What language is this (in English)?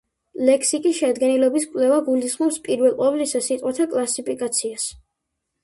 Georgian